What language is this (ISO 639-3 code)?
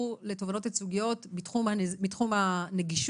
heb